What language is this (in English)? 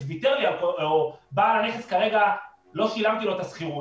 Hebrew